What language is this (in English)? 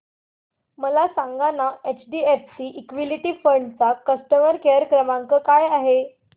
Marathi